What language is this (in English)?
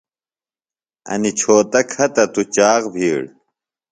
Phalura